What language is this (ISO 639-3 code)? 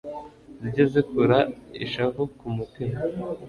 kin